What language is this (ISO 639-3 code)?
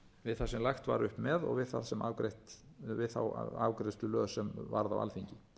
isl